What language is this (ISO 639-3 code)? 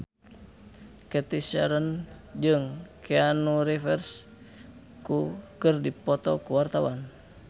sun